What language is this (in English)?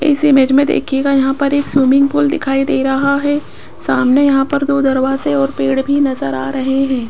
Hindi